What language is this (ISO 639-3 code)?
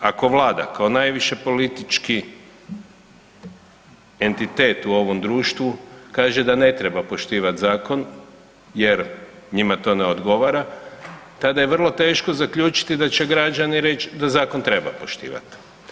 hrv